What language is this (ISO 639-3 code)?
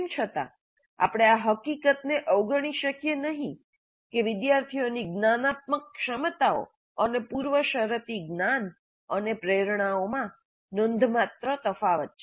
guj